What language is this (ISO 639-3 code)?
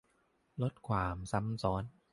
tha